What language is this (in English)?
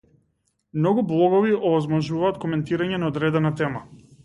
Macedonian